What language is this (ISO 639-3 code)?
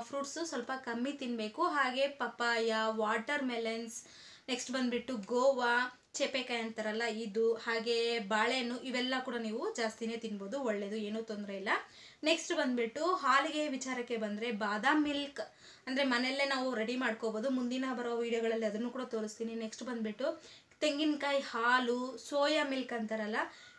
ind